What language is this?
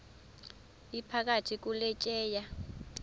Xhosa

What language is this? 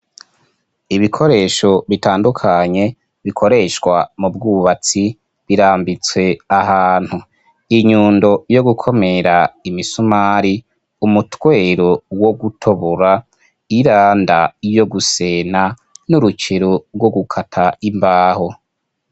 Rundi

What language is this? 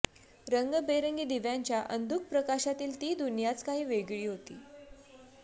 Marathi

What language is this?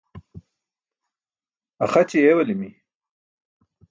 Burushaski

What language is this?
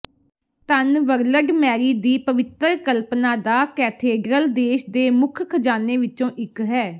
Punjabi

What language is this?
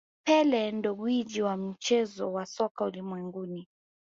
Swahili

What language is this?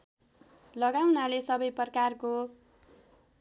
Nepali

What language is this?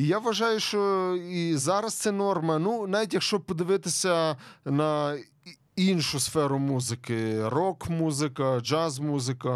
Ukrainian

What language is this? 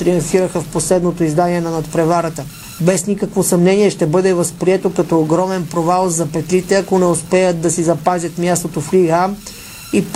Bulgarian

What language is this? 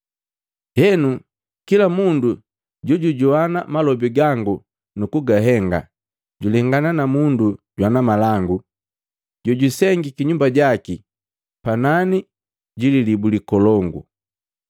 Matengo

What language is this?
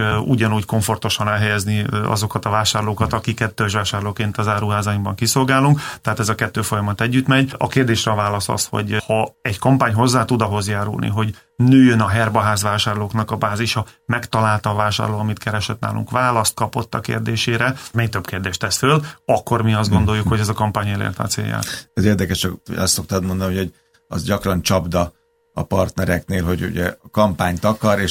Hungarian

